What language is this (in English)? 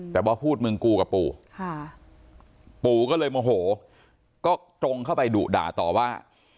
Thai